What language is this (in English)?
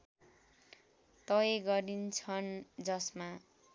Nepali